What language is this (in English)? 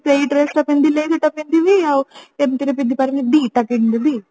Odia